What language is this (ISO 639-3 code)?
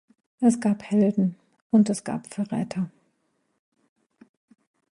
deu